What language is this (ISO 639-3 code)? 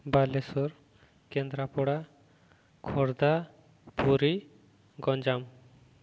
ori